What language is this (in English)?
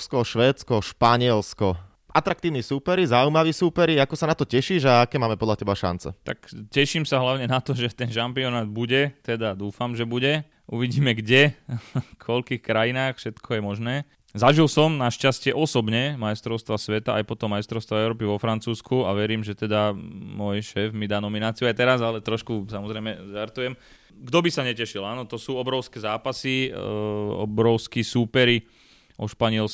Slovak